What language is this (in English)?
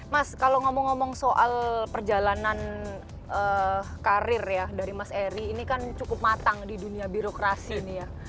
Indonesian